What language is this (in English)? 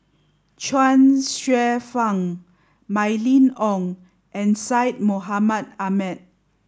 English